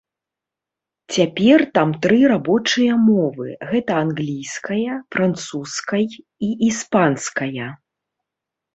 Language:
Belarusian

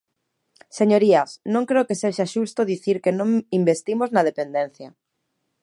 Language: Galician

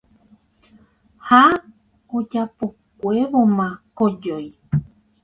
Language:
Guarani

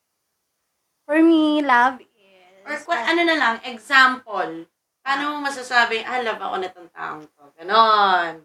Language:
Filipino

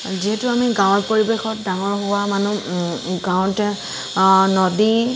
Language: Assamese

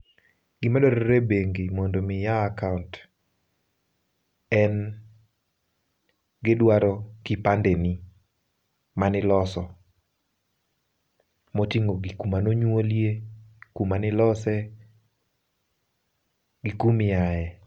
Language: Luo (Kenya and Tanzania)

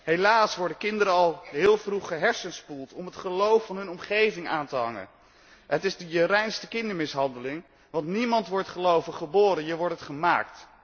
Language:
Dutch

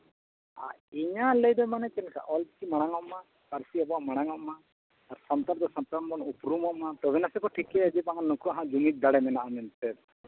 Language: Santali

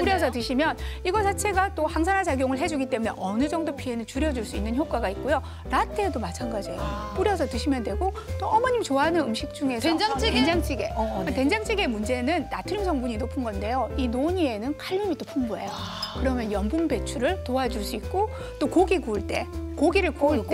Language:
Korean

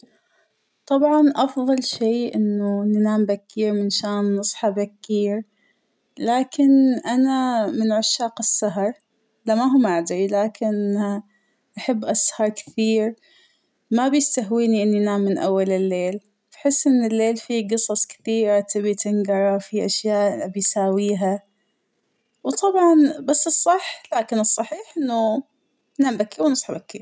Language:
Hijazi Arabic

